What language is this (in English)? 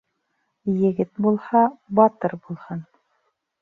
Bashkir